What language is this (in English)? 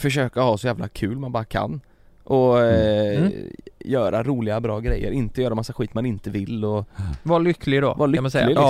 Swedish